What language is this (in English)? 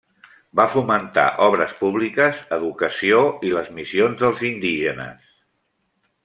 Catalan